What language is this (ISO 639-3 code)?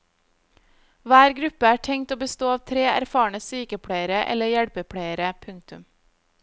nor